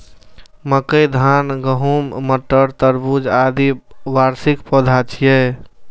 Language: Maithili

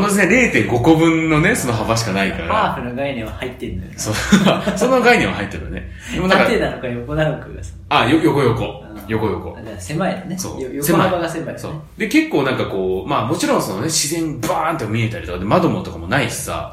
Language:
Japanese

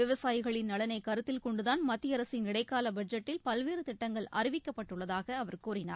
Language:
Tamil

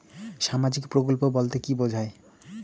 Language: Bangla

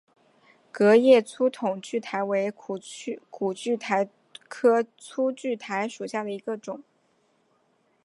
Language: Chinese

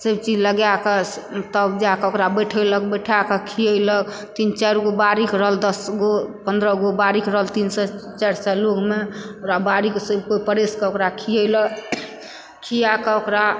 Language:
Maithili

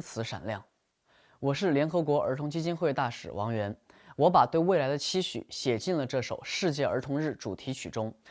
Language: Chinese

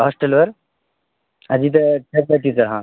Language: Marathi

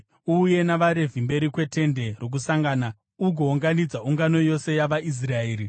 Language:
Shona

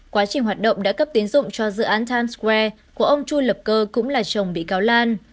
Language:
Vietnamese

